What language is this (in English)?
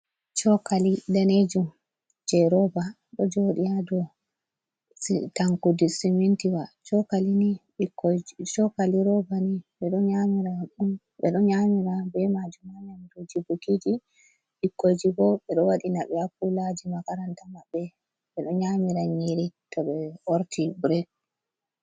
Fula